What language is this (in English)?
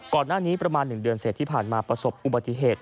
Thai